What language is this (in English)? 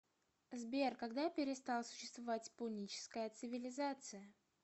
Russian